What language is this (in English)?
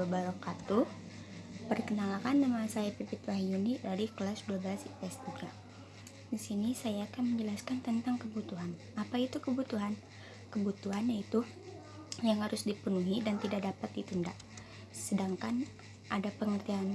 Indonesian